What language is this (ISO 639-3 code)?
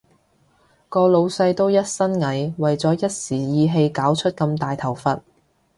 yue